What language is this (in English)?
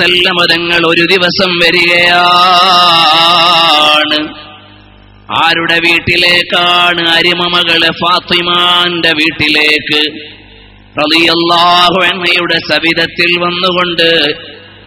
Arabic